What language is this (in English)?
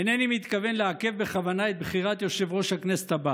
Hebrew